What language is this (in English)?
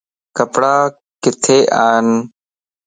Lasi